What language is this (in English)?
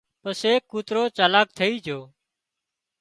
Wadiyara Koli